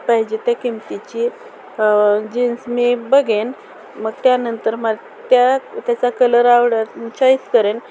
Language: Marathi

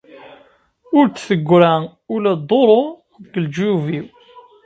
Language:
Kabyle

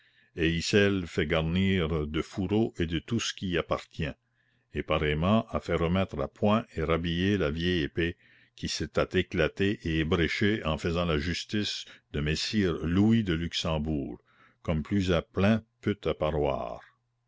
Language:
French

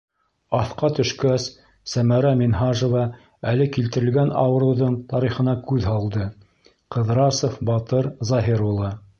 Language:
Bashkir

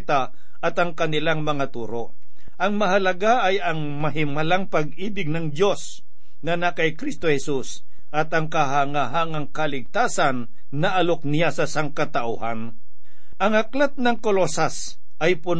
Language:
Filipino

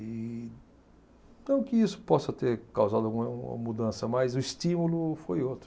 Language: Portuguese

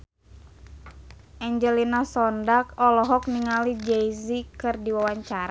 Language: Sundanese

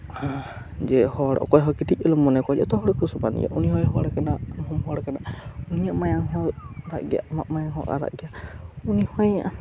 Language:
Santali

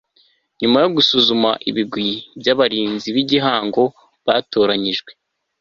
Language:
Kinyarwanda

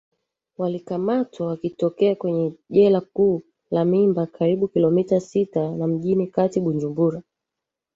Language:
Swahili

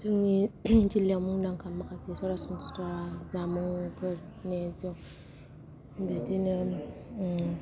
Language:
Bodo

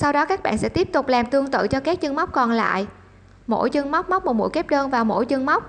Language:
Vietnamese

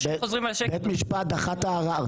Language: Hebrew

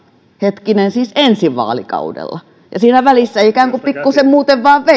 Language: Finnish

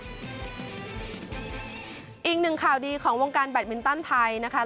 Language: Thai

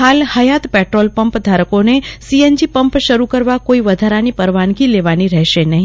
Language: Gujarati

